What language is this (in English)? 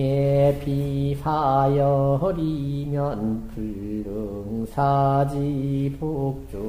Korean